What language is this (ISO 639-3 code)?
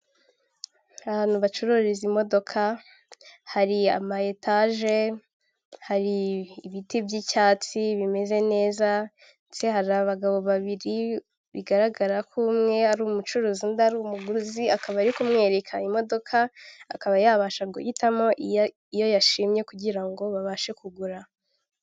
kin